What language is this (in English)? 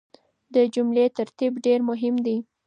Pashto